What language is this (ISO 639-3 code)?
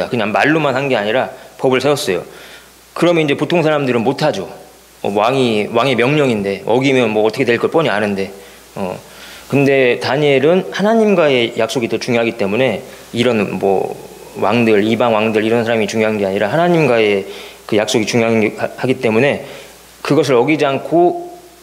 kor